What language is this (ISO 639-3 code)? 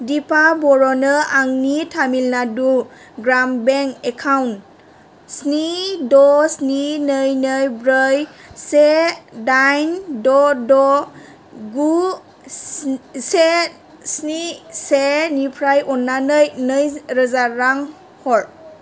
brx